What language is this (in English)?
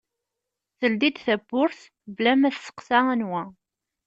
Kabyle